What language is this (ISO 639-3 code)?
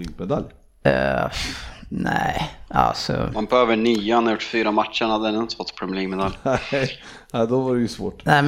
swe